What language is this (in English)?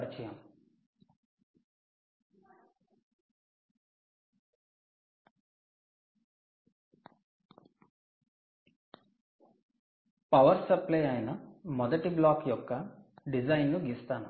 Telugu